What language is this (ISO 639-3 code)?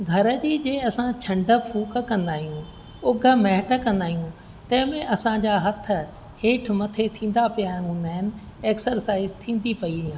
snd